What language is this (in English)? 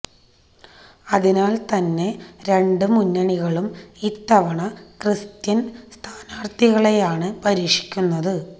Malayalam